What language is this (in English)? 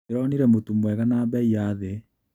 Kikuyu